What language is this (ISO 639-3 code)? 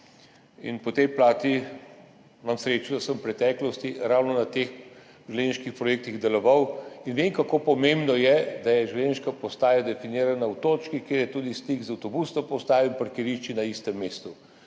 slv